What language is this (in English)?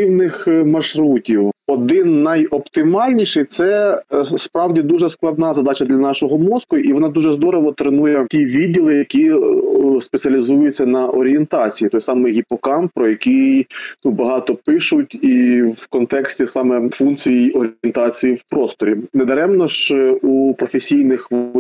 Ukrainian